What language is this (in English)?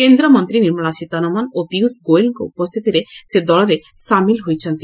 Odia